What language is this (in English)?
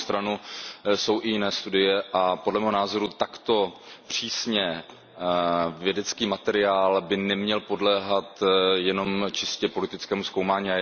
Czech